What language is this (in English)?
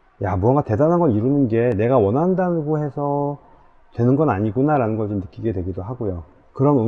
Korean